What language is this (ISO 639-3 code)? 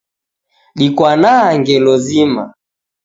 dav